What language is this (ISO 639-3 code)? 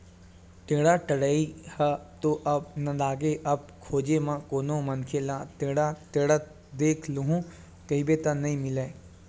hne